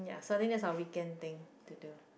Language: English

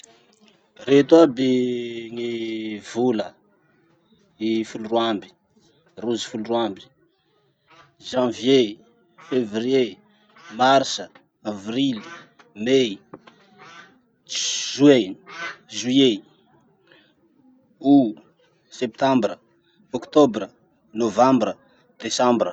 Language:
Masikoro Malagasy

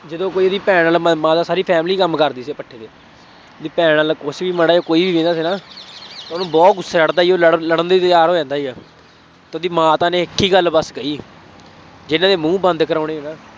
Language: Punjabi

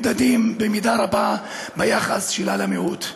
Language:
Hebrew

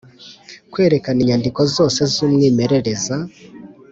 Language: Kinyarwanda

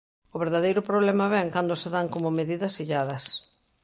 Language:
Galician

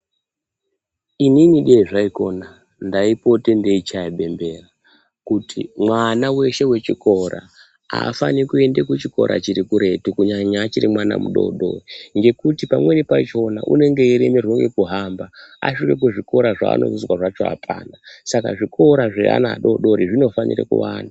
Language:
Ndau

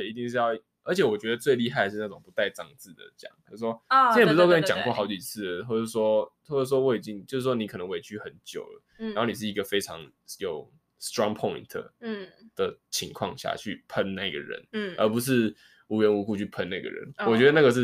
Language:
Chinese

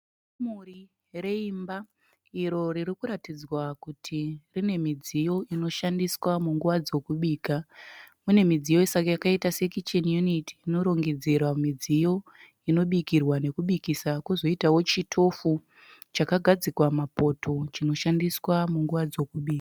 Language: Shona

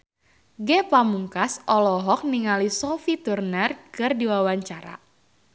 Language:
Sundanese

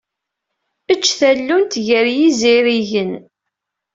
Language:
Kabyle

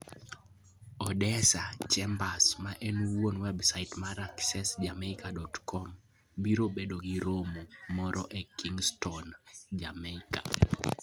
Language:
Luo (Kenya and Tanzania)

